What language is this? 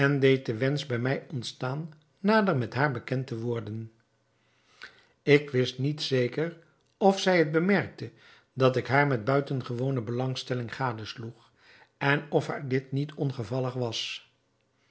Dutch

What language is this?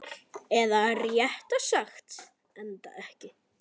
Icelandic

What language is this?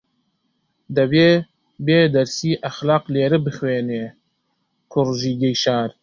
Central Kurdish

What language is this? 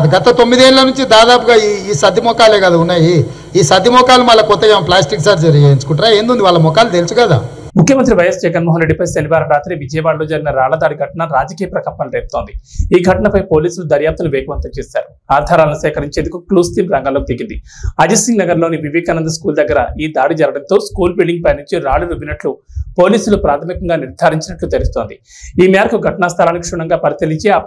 Telugu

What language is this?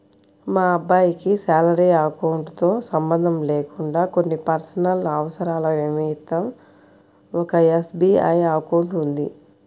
Telugu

